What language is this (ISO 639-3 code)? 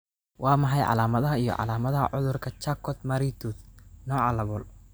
som